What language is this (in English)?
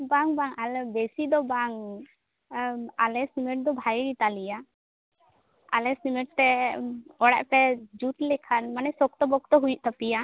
Santali